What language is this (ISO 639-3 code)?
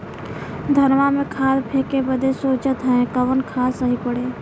bho